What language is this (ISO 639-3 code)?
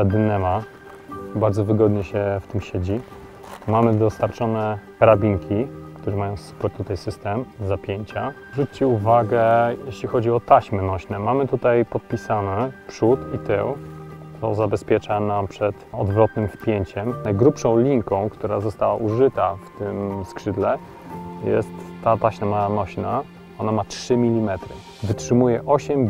pol